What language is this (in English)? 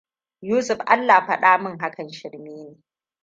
Hausa